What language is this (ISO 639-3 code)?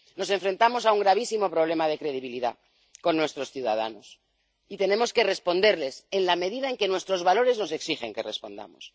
spa